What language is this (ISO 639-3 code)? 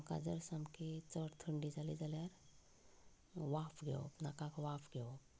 kok